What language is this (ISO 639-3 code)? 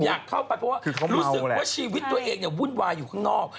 tha